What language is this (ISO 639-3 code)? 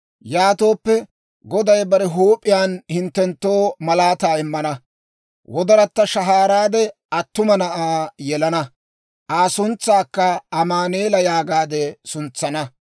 dwr